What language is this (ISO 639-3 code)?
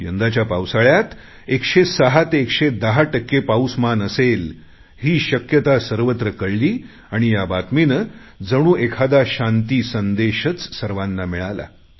mar